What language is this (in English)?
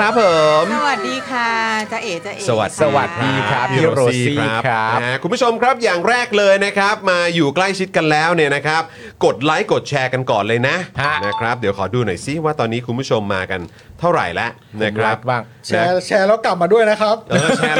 Thai